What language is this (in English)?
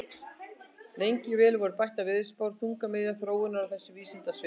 Icelandic